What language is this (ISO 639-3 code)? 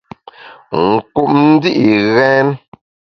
bax